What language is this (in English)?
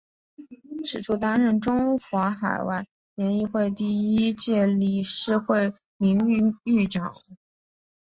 Chinese